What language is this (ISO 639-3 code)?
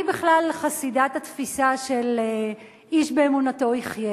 heb